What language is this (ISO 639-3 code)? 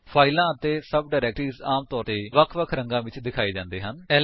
pan